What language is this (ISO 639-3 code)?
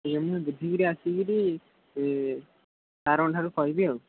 ori